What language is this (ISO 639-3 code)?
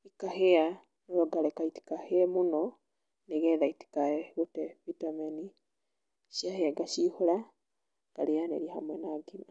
kik